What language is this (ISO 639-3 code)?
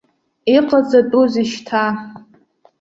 abk